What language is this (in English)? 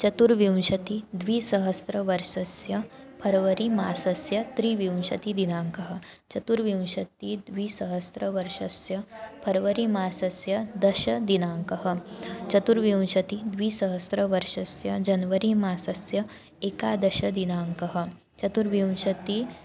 Sanskrit